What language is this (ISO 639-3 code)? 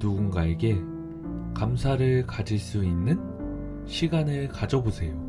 kor